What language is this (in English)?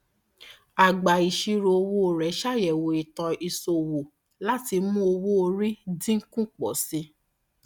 Yoruba